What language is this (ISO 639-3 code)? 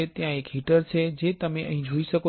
guj